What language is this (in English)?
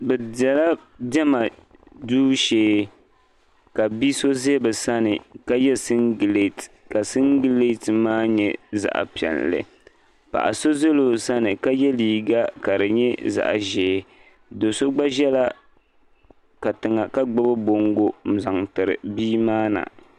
Dagbani